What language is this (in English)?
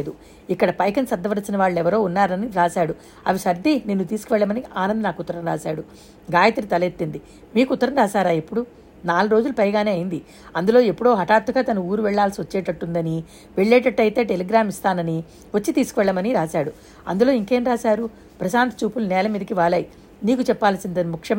Telugu